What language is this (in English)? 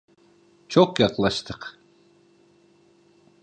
Turkish